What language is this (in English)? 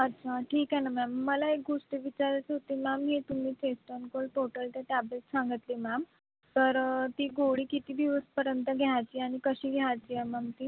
Marathi